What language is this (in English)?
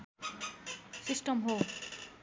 Nepali